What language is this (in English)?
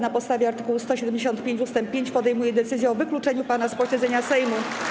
Polish